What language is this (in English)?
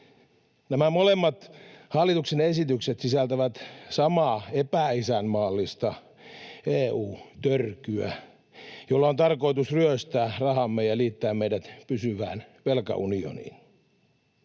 Finnish